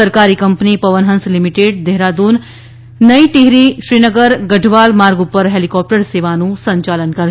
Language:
Gujarati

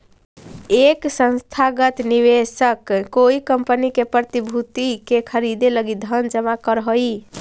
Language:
Magahi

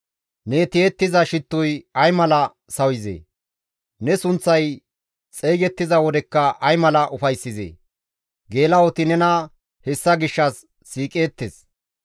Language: Gamo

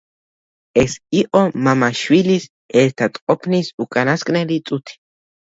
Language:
Georgian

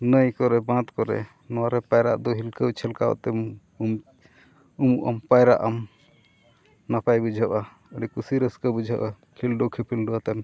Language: Santali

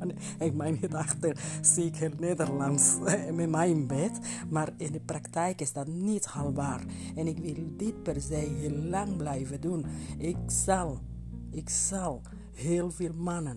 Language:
Dutch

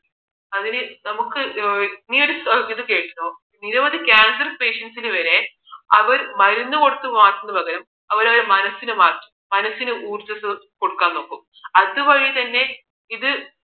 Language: Malayalam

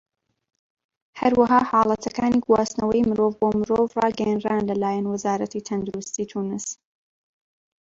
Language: Central Kurdish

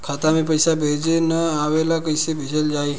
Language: Bhojpuri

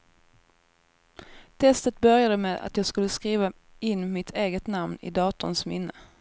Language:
Swedish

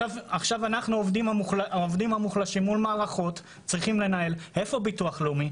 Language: Hebrew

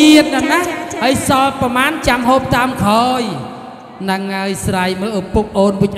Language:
Indonesian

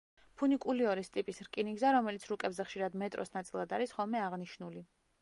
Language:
Georgian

